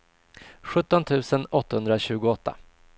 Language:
Swedish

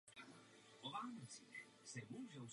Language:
Czech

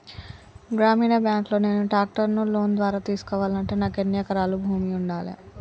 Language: Telugu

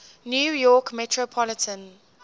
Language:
English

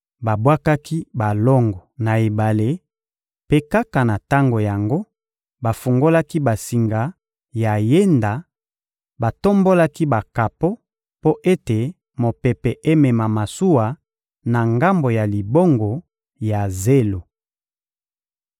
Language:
Lingala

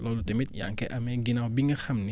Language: Wolof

